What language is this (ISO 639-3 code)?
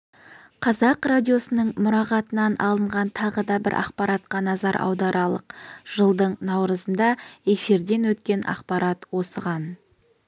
kaz